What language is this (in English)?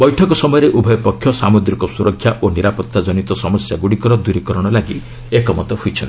Odia